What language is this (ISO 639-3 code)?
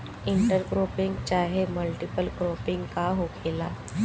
bho